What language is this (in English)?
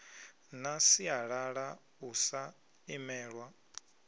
Venda